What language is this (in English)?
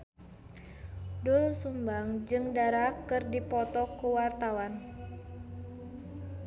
Sundanese